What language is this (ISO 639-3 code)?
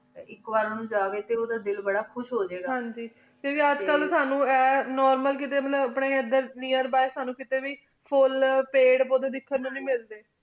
pan